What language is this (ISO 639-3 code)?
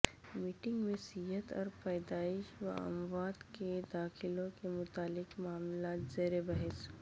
urd